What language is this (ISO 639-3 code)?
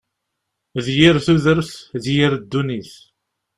kab